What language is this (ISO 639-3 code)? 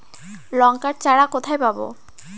ben